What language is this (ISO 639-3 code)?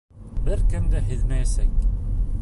bak